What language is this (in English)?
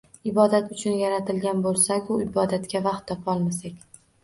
Uzbek